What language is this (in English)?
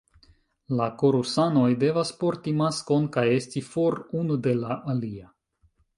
Esperanto